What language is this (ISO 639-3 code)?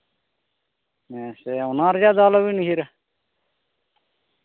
sat